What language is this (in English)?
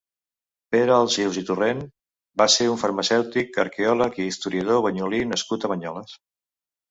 Catalan